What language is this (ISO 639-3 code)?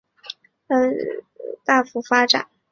zho